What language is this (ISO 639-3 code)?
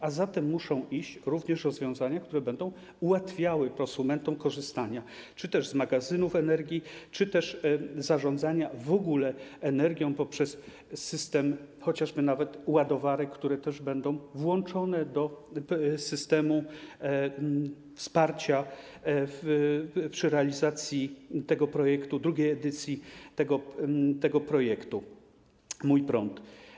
pol